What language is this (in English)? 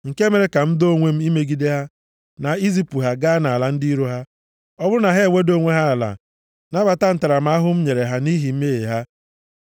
Igbo